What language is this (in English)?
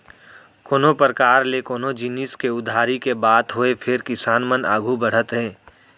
Chhattisgarhi